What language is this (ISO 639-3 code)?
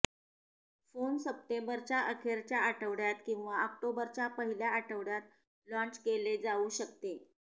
mar